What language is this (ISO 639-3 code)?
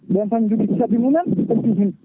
ful